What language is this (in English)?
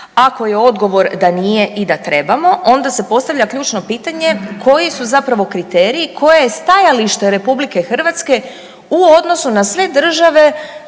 Croatian